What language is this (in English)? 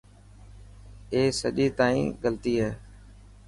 Dhatki